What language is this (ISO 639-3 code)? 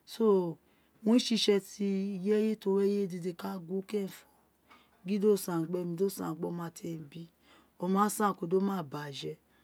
its